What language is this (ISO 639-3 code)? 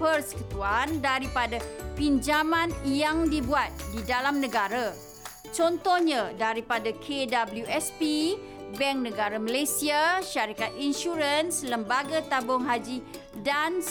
msa